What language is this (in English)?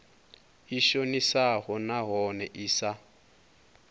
Venda